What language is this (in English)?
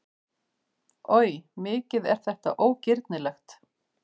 Icelandic